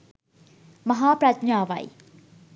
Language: Sinhala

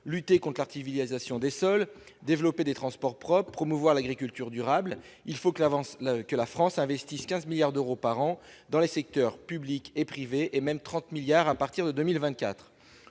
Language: French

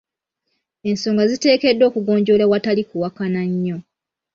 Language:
Ganda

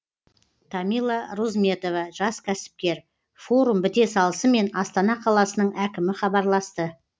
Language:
Kazakh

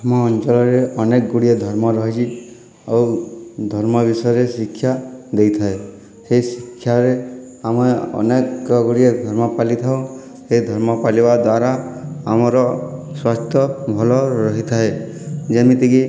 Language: Odia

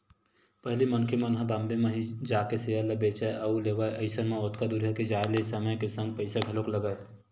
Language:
Chhattisgarhi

